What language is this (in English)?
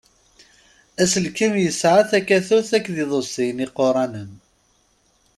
Kabyle